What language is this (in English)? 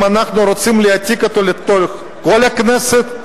Hebrew